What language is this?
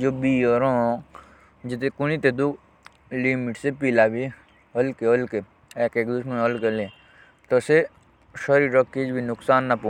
Jaunsari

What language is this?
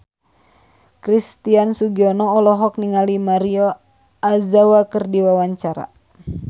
Sundanese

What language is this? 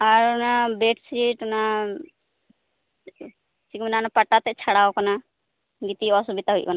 Santali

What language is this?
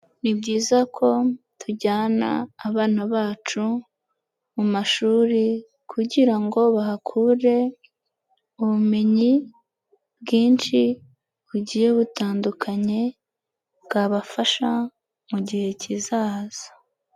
Kinyarwanda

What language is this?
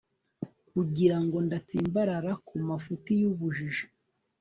Kinyarwanda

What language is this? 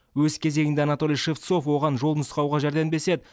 Kazakh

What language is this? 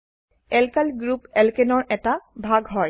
Assamese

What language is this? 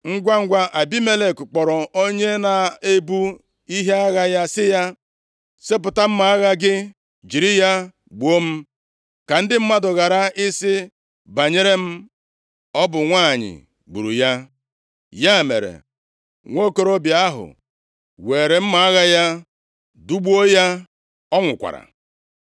Igbo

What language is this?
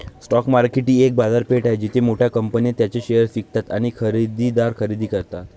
Marathi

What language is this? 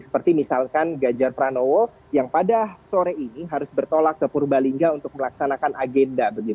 Indonesian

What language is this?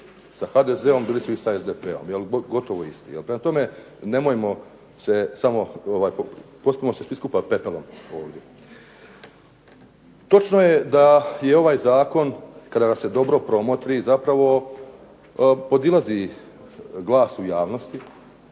Croatian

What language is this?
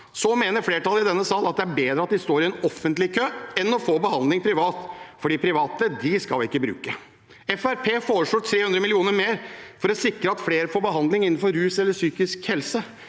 Norwegian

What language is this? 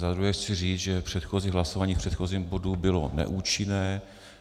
Czech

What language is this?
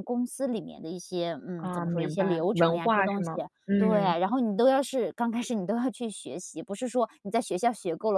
Chinese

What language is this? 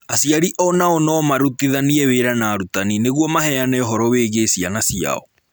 Kikuyu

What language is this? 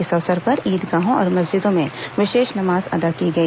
Hindi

